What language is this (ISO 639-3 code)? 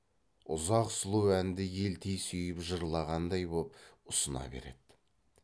kaz